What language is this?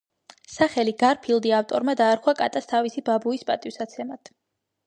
Georgian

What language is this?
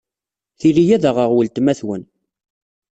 Kabyle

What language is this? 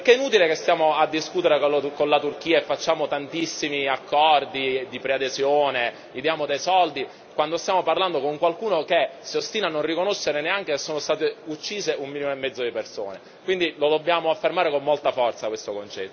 Italian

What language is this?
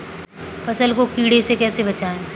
Hindi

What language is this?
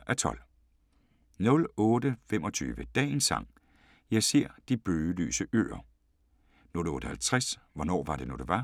Danish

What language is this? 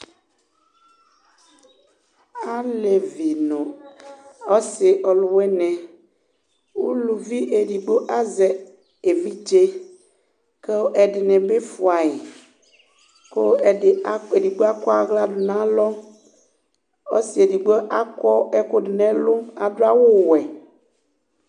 Ikposo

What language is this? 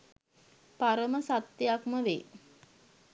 Sinhala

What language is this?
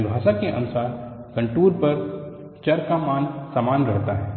Hindi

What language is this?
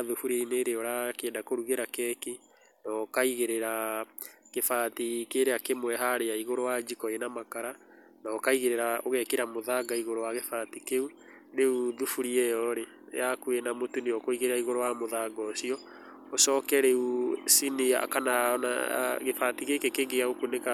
Kikuyu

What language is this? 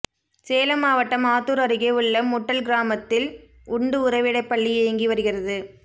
Tamil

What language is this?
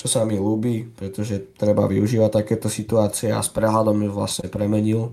Slovak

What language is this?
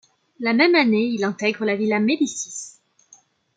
French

